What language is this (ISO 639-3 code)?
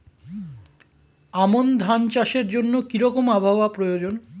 ben